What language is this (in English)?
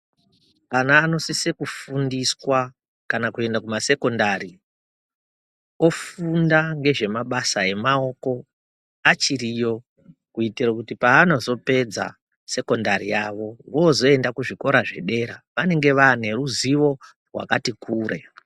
Ndau